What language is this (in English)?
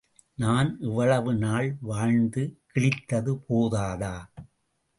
Tamil